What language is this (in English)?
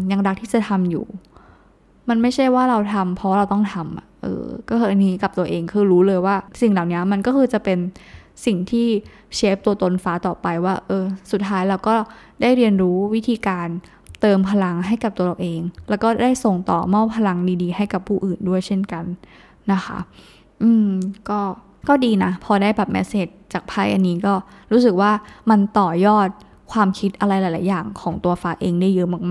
Thai